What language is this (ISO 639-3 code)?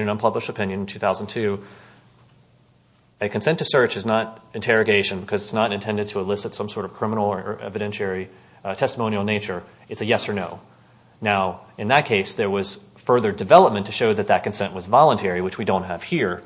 eng